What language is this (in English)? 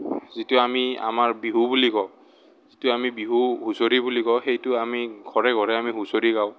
Assamese